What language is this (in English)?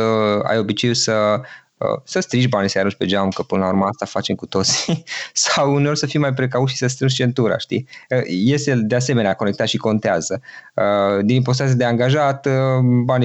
Romanian